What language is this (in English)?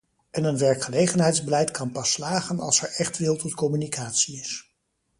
Dutch